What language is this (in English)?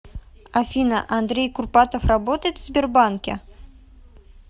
Russian